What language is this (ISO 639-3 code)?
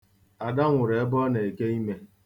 ibo